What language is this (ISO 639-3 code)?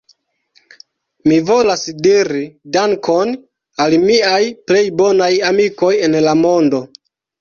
epo